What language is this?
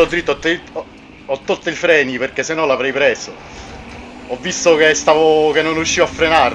Italian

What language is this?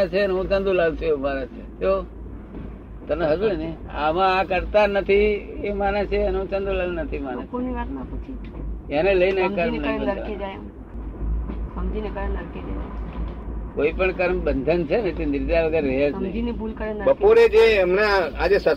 Gujarati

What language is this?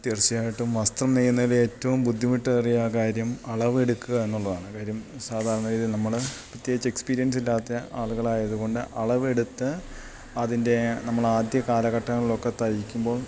Malayalam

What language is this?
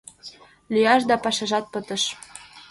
Mari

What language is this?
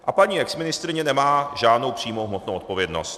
Czech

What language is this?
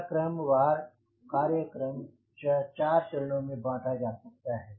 Hindi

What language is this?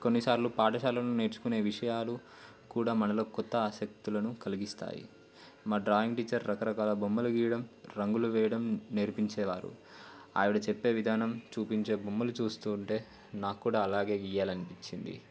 Telugu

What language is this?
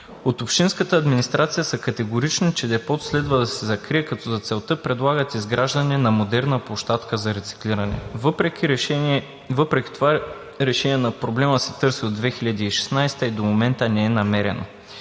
Bulgarian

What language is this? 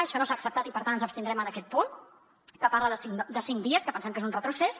Catalan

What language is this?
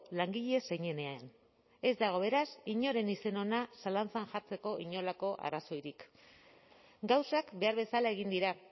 Basque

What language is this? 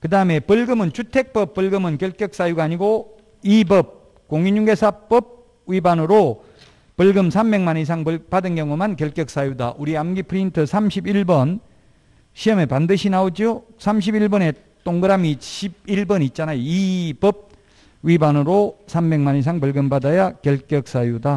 Korean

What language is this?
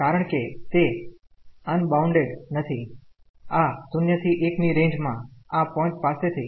Gujarati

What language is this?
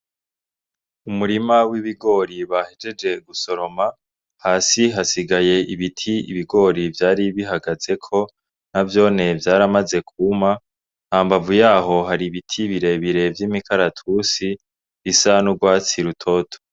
Rundi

